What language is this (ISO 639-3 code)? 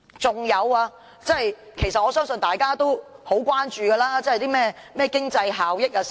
yue